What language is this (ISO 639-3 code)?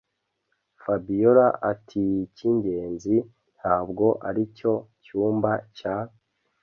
kin